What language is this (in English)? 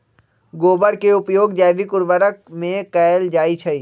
Magahi